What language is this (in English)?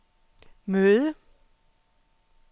Danish